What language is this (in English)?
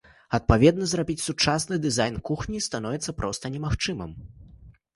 Belarusian